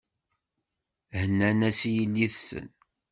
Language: Kabyle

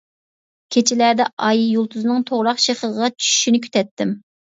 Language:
Uyghur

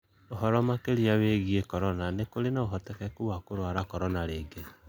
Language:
Kikuyu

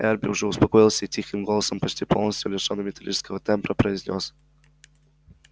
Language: Russian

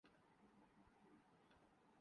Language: Urdu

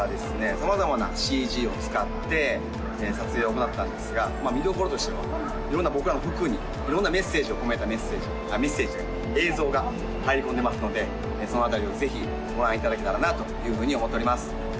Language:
Japanese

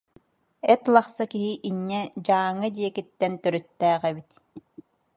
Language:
Yakut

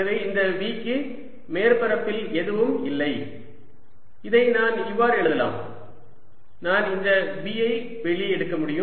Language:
Tamil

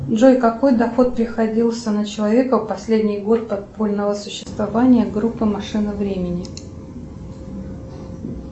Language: Russian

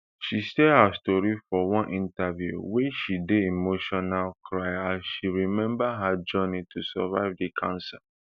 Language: Nigerian Pidgin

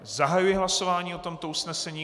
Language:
Czech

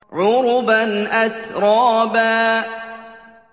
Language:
Arabic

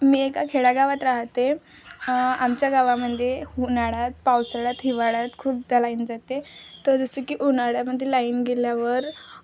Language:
Marathi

